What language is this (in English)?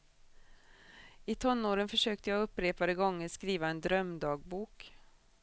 Swedish